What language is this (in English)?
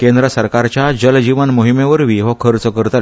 Konkani